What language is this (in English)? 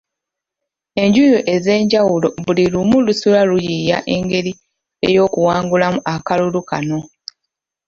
Ganda